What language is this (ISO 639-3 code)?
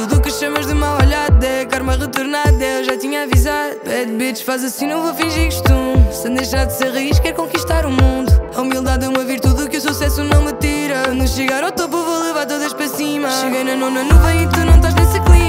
ron